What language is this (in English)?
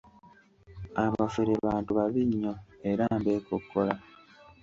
Ganda